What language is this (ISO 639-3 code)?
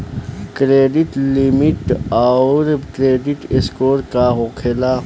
bho